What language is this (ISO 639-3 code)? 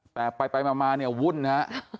tha